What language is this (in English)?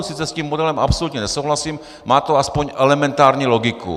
Czech